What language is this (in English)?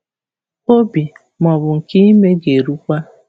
Igbo